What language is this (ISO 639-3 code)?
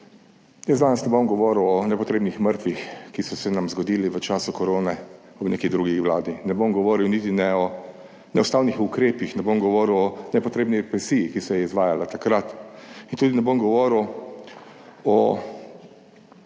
slv